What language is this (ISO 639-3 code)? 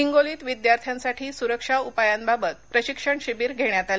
mar